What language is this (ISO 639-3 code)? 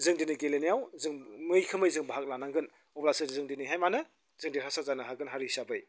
brx